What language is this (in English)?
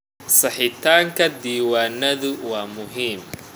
Somali